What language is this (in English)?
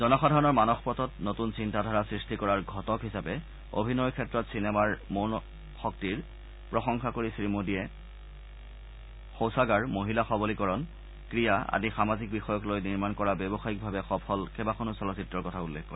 Assamese